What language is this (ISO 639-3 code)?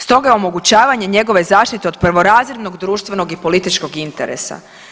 hrv